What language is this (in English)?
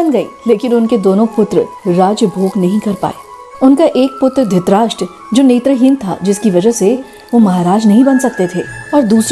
Hindi